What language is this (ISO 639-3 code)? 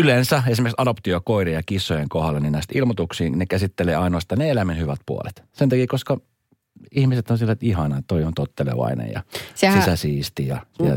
fin